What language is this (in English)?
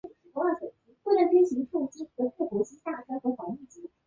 Chinese